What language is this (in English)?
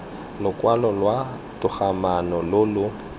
Tswana